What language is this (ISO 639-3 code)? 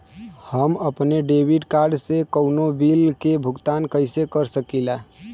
bho